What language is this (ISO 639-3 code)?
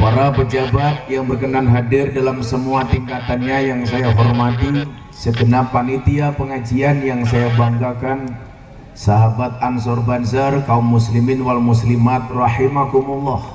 ind